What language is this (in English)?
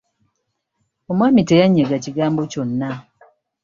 Ganda